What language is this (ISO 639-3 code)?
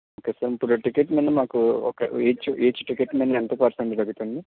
tel